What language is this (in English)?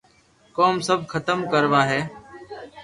Loarki